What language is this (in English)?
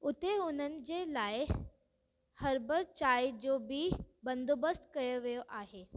Sindhi